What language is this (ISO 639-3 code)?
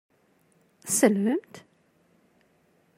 kab